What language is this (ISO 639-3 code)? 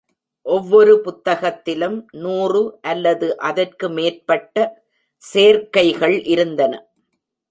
tam